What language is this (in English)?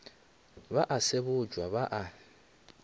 Northern Sotho